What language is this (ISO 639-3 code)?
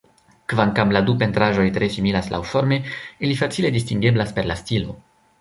epo